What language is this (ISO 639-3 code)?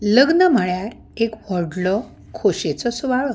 kok